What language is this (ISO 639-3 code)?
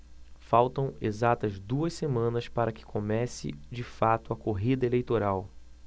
por